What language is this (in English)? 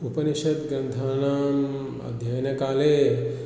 Sanskrit